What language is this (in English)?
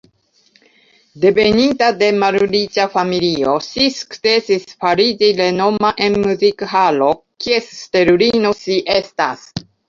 Esperanto